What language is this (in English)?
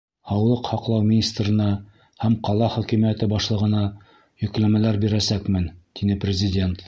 Bashkir